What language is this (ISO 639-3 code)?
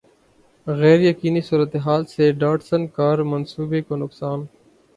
urd